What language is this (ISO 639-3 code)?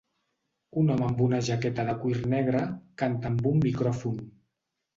cat